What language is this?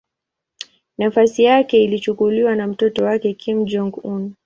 Swahili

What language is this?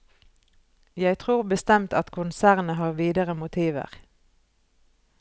Norwegian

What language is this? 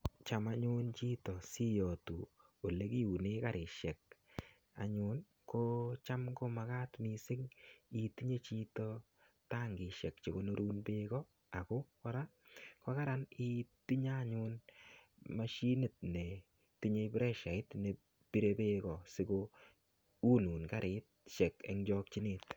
Kalenjin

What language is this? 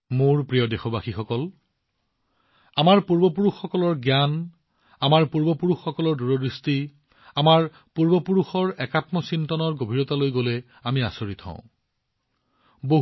Assamese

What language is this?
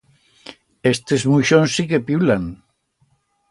Aragonese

